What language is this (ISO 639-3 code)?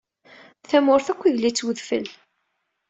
kab